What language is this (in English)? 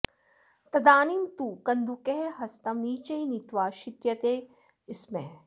Sanskrit